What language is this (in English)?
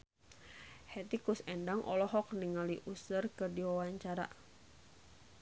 Sundanese